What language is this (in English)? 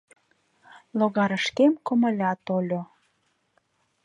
Mari